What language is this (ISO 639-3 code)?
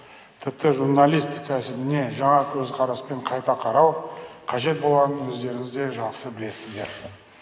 kaz